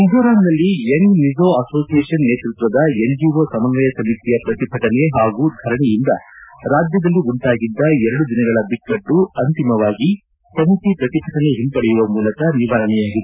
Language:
Kannada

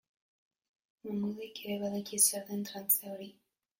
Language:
Basque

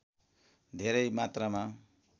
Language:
Nepali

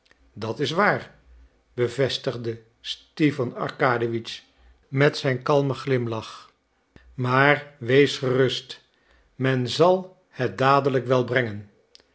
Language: Dutch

